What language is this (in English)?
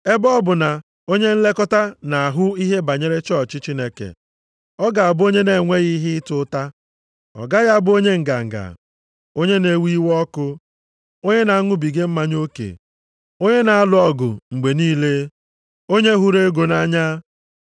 Igbo